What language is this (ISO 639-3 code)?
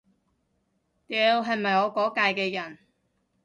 yue